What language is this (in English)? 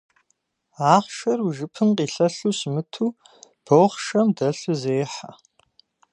Kabardian